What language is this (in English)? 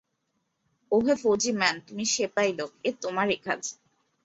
Bangla